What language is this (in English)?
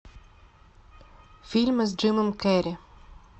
Russian